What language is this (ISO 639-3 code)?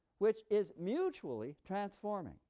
eng